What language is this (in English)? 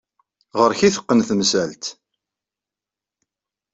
Kabyle